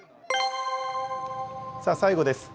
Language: Japanese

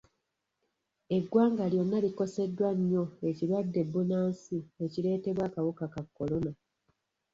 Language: Ganda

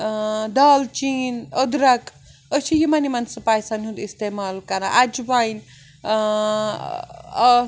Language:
Kashmiri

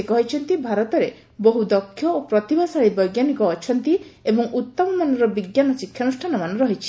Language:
Odia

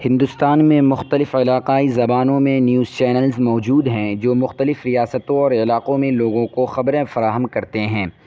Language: Urdu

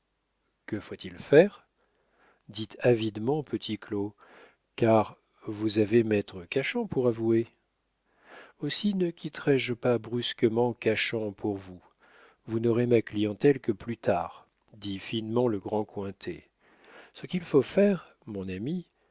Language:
French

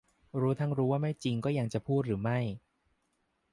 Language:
Thai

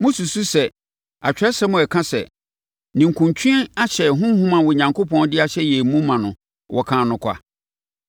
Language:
Akan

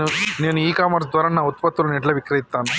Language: Telugu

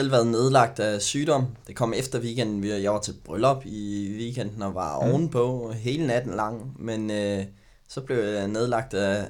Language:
Danish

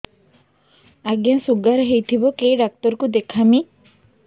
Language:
Odia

